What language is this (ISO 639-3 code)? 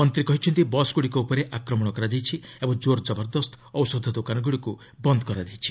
ori